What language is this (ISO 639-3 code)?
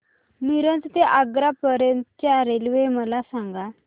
mar